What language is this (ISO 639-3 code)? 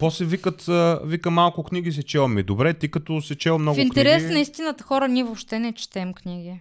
bul